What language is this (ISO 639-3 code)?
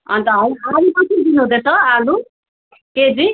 nep